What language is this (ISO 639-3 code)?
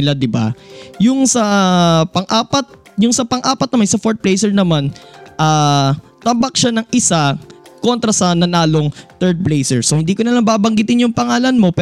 fil